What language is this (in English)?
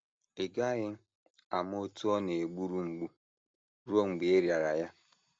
Igbo